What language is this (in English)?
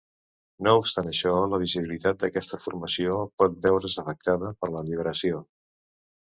Catalan